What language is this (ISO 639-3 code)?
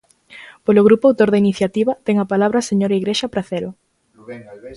glg